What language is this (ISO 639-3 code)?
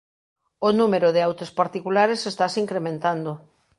glg